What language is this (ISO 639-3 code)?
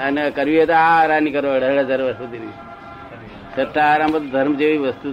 guj